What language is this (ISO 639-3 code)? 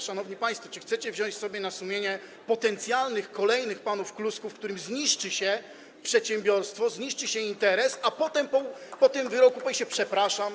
pol